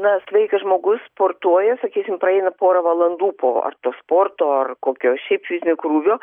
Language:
Lithuanian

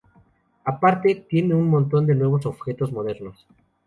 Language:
Spanish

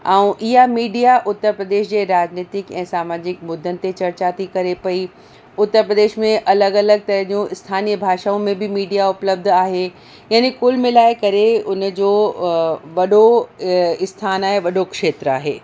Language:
Sindhi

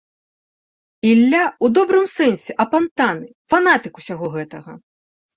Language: Belarusian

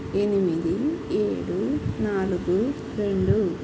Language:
Telugu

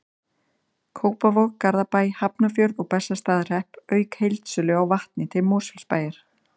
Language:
Icelandic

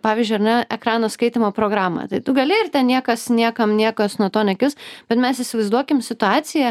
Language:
Lithuanian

